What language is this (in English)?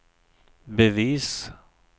Swedish